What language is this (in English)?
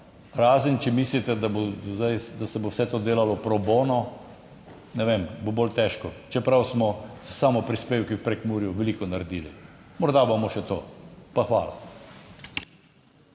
Slovenian